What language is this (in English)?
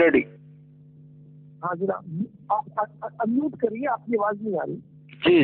Hindi